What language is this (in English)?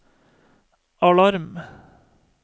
Norwegian